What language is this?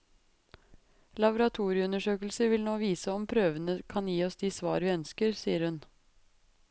Norwegian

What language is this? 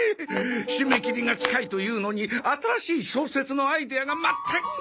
Japanese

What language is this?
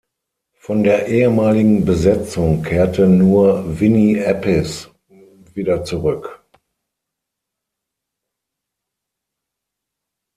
German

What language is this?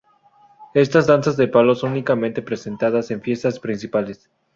Spanish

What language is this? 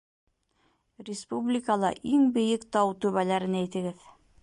Bashkir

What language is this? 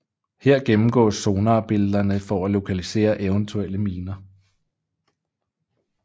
Danish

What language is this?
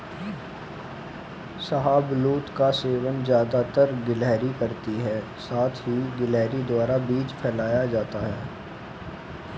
Hindi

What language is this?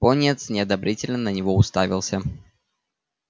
Russian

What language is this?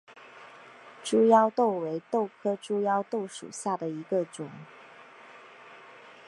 Chinese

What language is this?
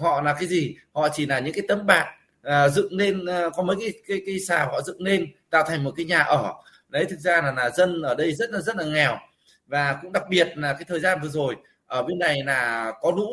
Vietnamese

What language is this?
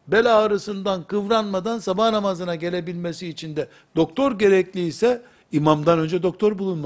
Turkish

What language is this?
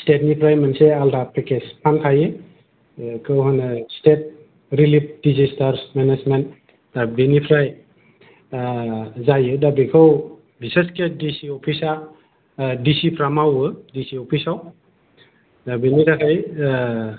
Bodo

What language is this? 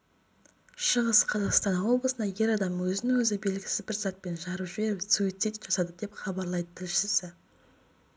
Kazakh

